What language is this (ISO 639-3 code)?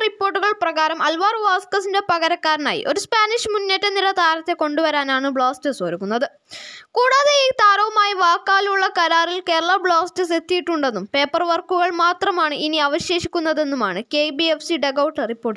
hin